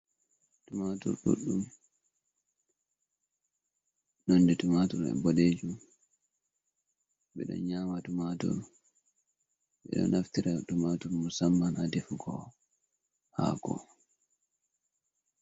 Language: Fula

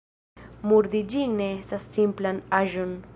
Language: Esperanto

